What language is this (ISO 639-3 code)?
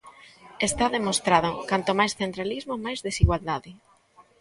glg